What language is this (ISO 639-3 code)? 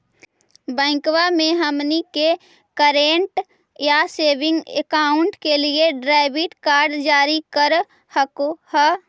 mag